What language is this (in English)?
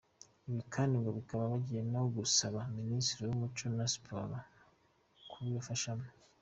Kinyarwanda